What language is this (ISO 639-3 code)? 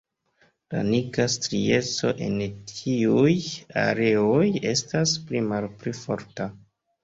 epo